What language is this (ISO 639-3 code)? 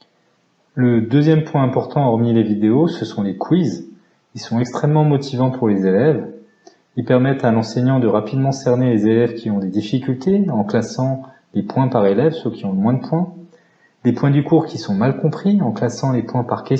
fra